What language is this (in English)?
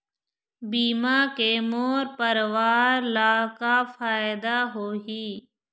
Chhattisgarhi